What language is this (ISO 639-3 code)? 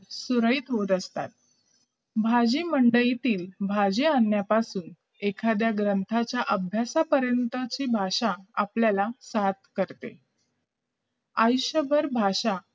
mar